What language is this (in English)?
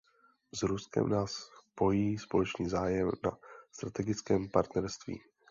Czech